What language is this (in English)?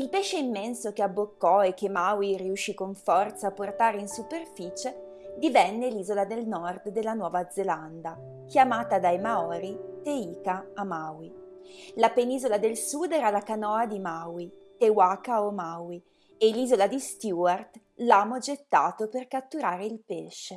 Italian